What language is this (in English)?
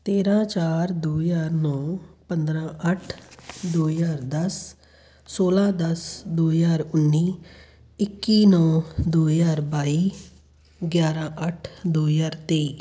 Punjabi